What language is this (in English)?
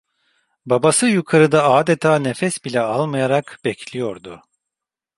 Turkish